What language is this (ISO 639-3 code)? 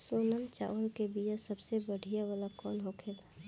bho